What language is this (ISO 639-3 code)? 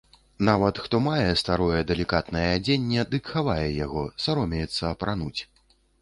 bel